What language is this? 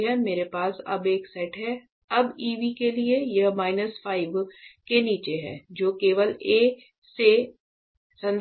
Hindi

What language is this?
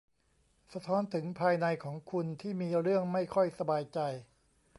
Thai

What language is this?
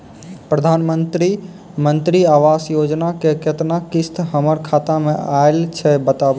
Maithili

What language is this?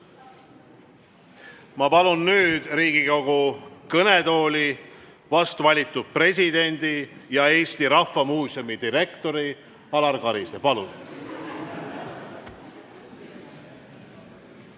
Estonian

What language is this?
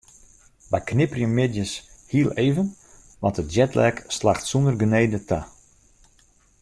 Western Frisian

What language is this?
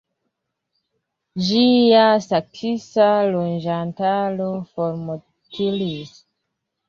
Esperanto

